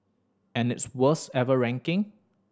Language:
English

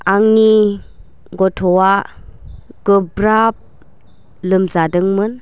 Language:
Bodo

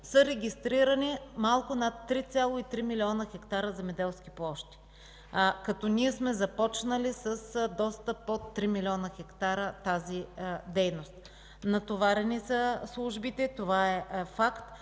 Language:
Bulgarian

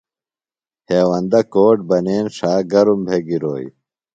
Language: Phalura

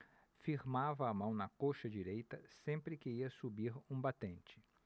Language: Portuguese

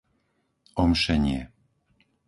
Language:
Slovak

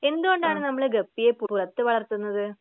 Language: Malayalam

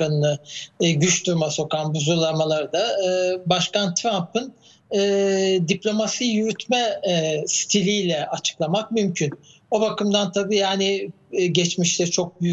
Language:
Turkish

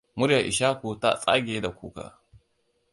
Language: Hausa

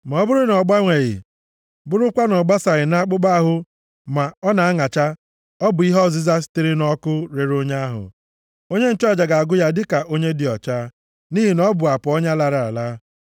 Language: Igbo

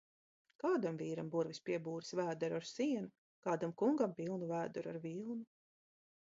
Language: Latvian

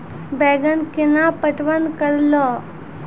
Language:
Maithili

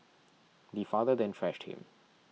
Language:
English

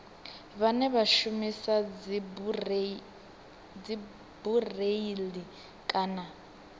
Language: Venda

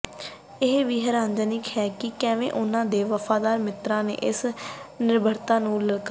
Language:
Punjabi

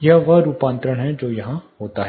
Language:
Hindi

